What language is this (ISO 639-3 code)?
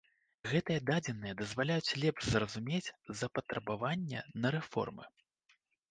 bel